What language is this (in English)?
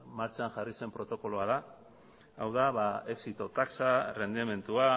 Basque